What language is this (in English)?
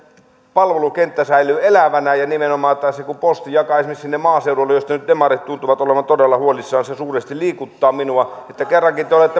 Finnish